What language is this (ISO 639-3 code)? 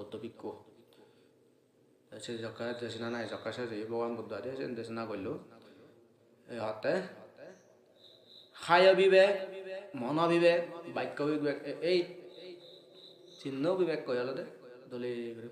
ind